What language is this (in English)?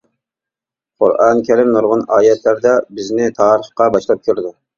Uyghur